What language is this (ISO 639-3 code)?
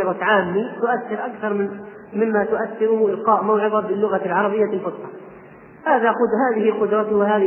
ara